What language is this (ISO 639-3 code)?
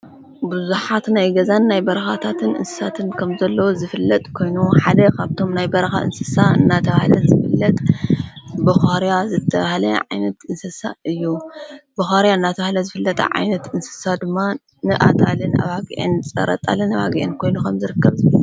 tir